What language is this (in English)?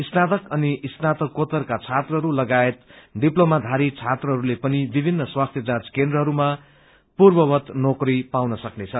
Nepali